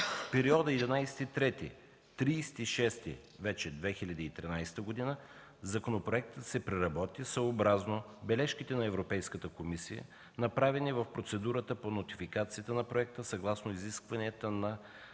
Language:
Bulgarian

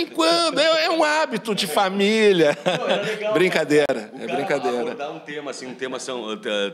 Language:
Portuguese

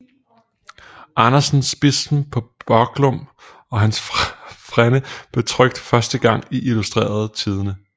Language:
Danish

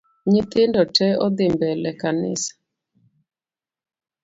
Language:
Luo (Kenya and Tanzania)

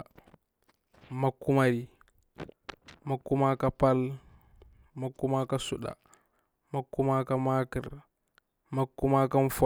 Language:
Bura-Pabir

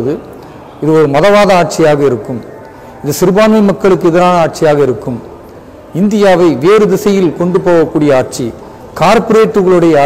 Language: Romanian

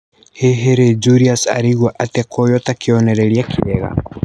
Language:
Kikuyu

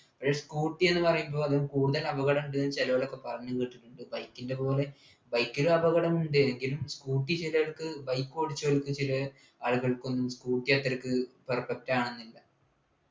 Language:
Malayalam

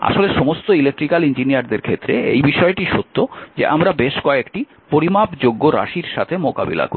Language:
Bangla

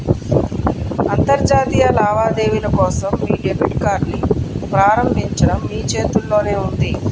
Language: Telugu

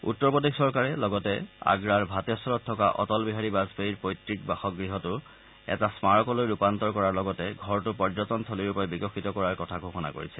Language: Assamese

